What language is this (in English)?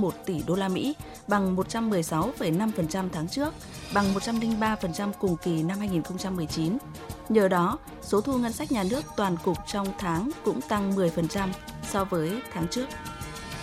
Vietnamese